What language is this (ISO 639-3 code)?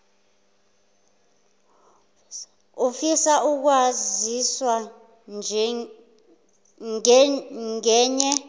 zul